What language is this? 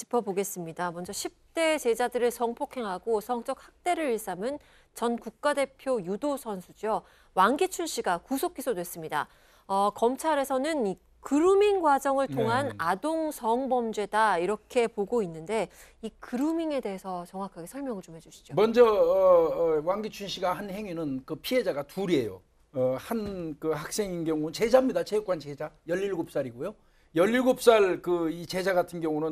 Korean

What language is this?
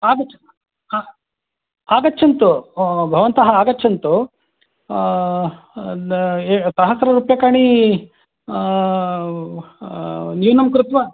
Sanskrit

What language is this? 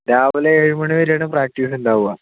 Malayalam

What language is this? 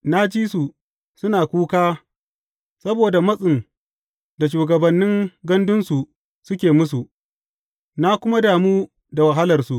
Hausa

